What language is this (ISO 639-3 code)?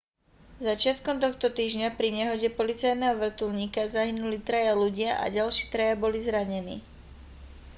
slk